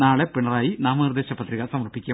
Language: Malayalam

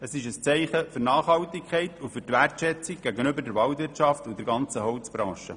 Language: Swiss German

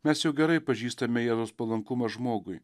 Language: Lithuanian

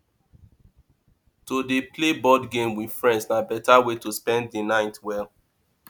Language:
Nigerian Pidgin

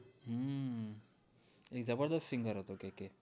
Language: Gujarati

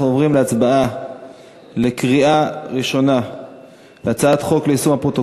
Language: Hebrew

